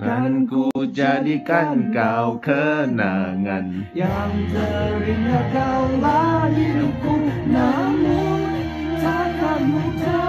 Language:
Indonesian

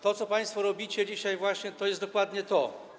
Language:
Polish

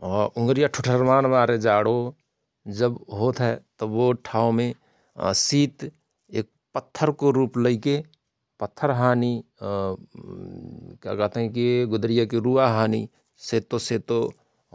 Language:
Rana Tharu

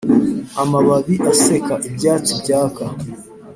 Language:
Kinyarwanda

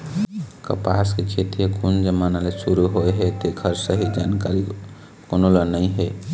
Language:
Chhattisgarhi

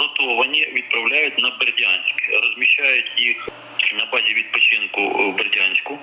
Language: Ukrainian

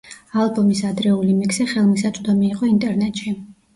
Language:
Georgian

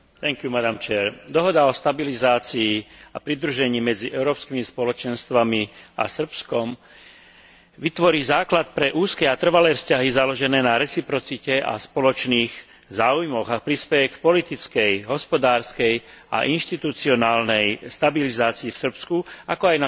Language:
Slovak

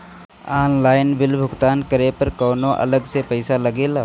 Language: Bhojpuri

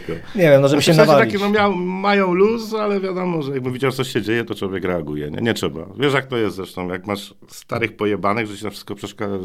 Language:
Polish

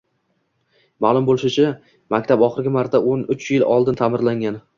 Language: Uzbek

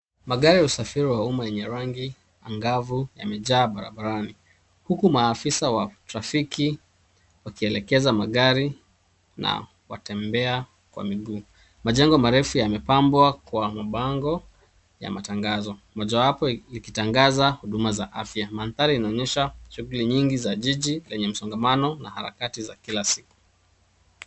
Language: Swahili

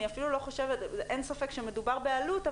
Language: Hebrew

